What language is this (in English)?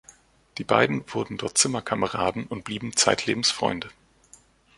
German